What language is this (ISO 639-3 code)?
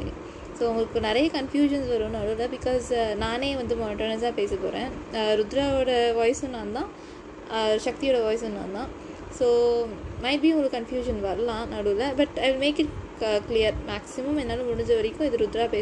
tam